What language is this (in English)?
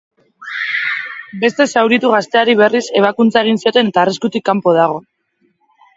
Basque